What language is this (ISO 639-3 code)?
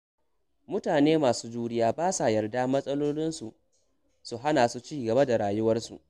hau